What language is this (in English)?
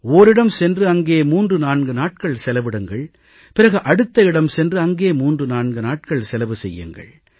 Tamil